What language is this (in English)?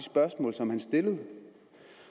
Danish